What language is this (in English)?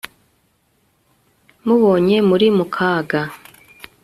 Kinyarwanda